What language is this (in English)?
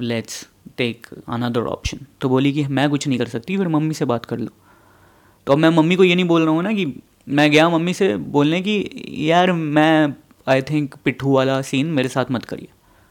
Hindi